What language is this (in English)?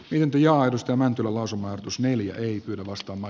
Finnish